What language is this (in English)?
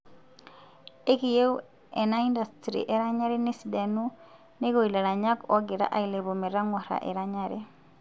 Masai